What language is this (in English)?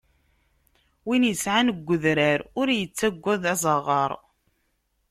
Kabyle